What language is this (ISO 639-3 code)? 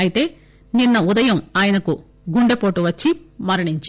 tel